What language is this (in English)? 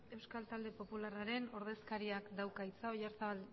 Basque